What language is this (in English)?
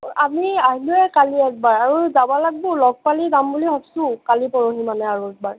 Assamese